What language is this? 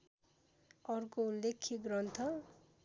Nepali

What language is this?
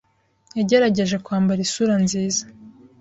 Kinyarwanda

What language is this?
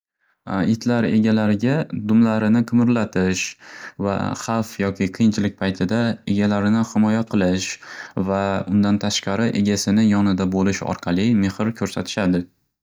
Uzbek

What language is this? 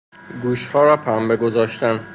Persian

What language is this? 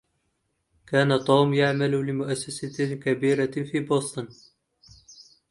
Arabic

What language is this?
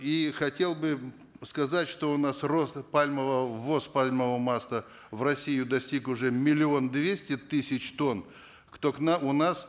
Kazakh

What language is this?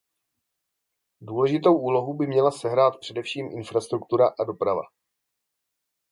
Czech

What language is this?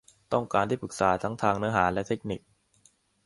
Thai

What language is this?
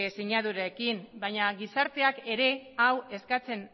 Basque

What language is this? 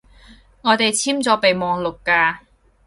Cantonese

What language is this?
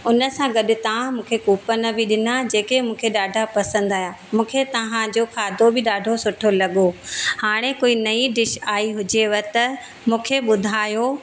Sindhi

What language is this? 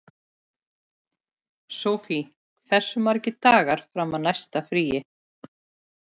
Icelandic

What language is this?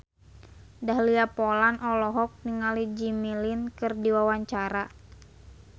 Sundanese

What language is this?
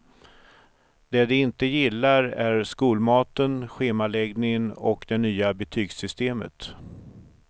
Swedish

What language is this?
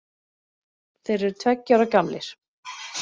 Icelandic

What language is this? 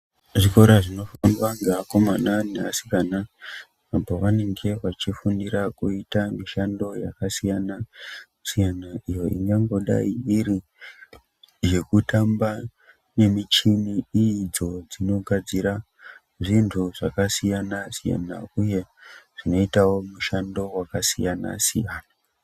Ndau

